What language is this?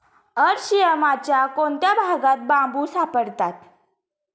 Marathi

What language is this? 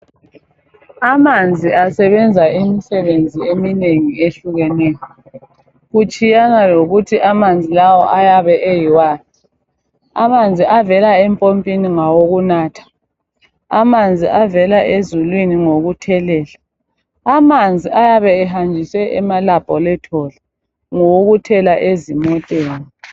North Ndebele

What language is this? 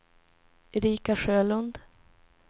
Swedish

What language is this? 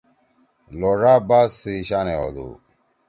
Torwali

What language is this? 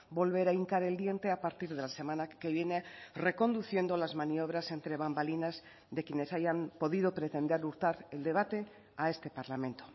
Spanish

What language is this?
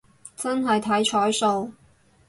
Cantonese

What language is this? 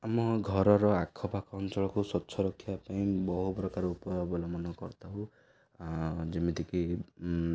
Odia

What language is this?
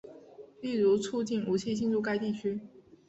Chinese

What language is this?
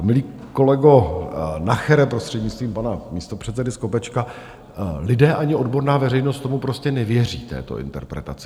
Czech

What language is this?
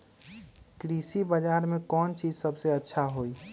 Magahi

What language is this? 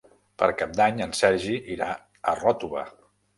Catalan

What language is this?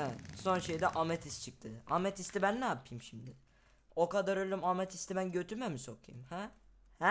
Turkish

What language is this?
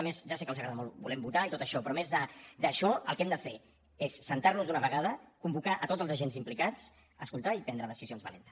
Catalan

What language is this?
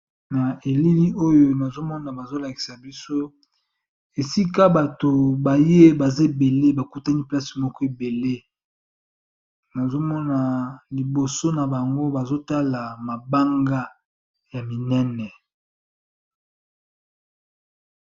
Lingala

